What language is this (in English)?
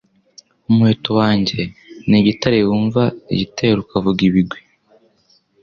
Kinyarwanda